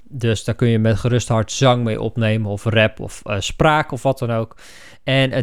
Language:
Dutch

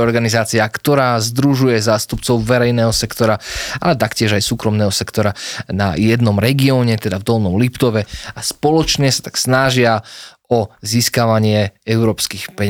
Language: Slovak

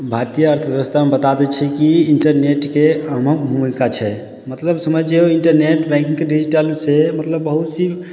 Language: Maithili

